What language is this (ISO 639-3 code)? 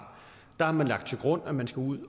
dan